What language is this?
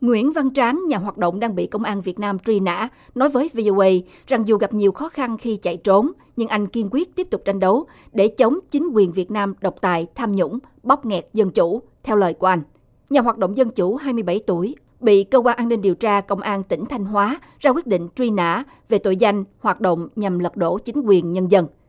Vietnamese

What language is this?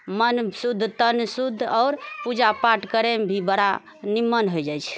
Maithili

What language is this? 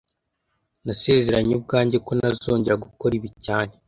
Kinyarwanda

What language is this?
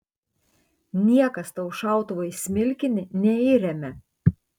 Lithuanian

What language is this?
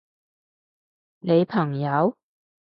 Cantonese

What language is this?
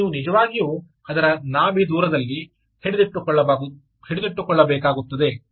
Kannada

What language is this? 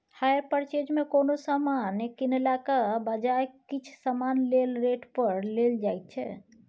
Maithili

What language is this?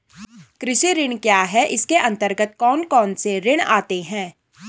Hindi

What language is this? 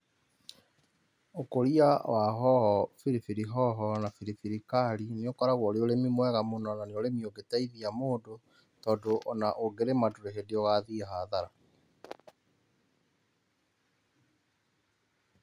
Kikuyu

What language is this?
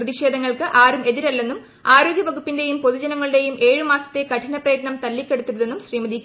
Malayalam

